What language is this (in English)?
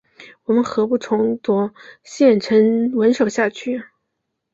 Chinese